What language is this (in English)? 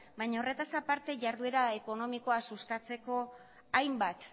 Basque